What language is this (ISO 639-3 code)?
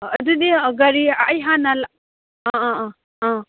mni